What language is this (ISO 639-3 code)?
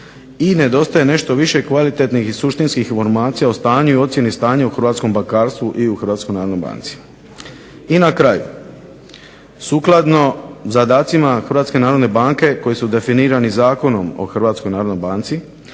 hrv